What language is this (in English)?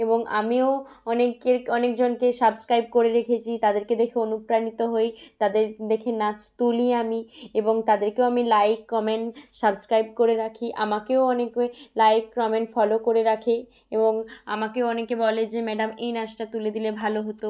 Bangla